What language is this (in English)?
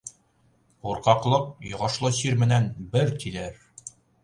Bashkir